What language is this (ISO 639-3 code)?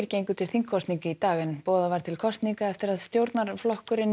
isl